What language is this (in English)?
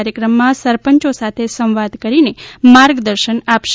Gujarati